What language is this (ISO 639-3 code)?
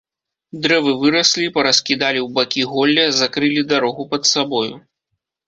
bel